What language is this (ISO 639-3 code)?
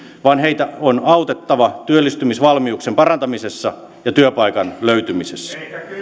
fin